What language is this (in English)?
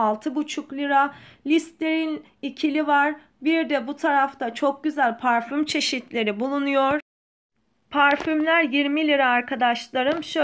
Turkish